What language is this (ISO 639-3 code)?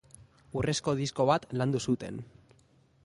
eus